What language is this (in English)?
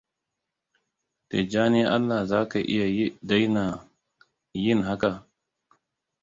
Hausa